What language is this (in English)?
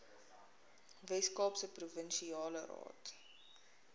Afrikaans